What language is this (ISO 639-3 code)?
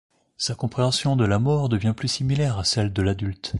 fra